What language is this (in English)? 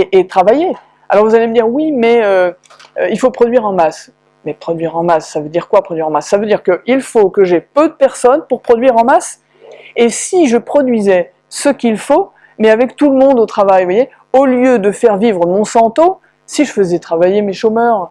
French